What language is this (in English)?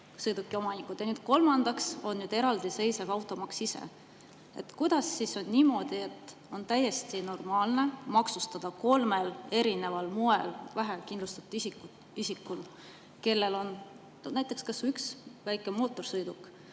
Estonian